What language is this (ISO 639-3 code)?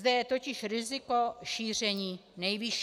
ces